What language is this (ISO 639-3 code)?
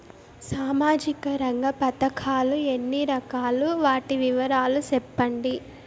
tel